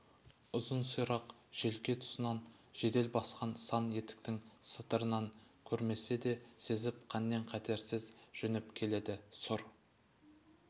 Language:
Kazakh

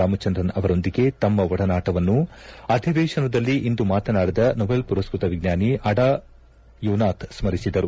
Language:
Kannada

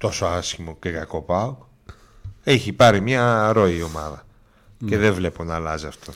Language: Greek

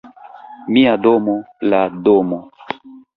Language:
Esperanto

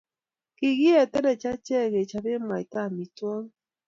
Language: Kalenjin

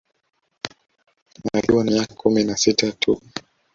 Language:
Swahili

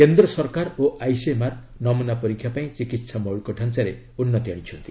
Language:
Odia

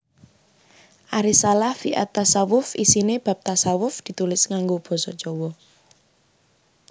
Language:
Javanese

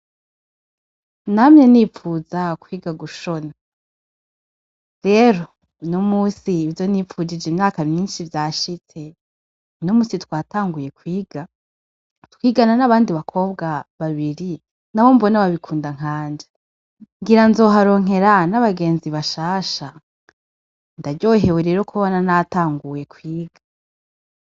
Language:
Rundi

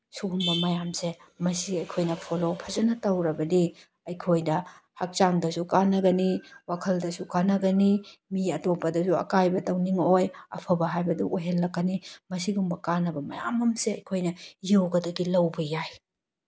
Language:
Manipuri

